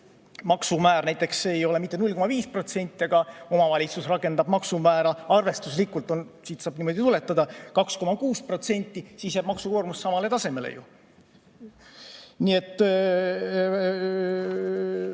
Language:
Estonian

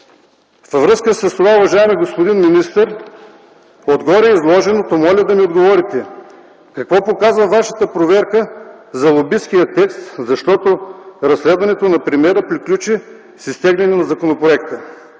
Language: Bulgarian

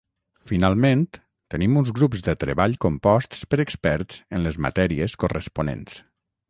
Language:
Catalan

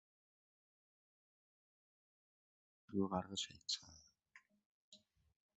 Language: Mongolian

